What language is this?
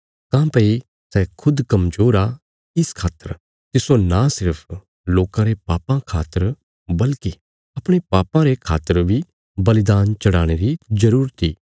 Bilaspuri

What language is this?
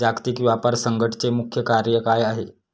Marathi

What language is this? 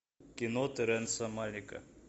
Russian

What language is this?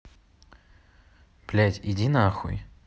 Russian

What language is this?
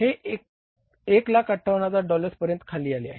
Marathi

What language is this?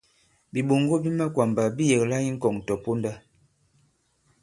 Bankon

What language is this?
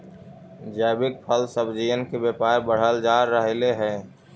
Magahi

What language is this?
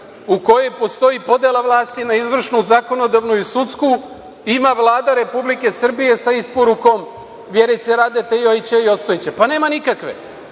Serbian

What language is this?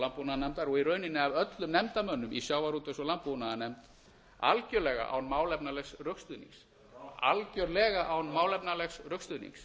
Icelandic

